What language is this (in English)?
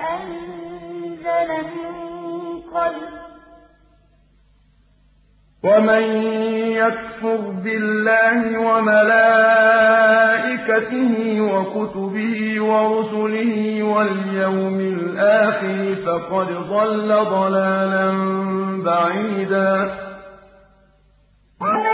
Arabic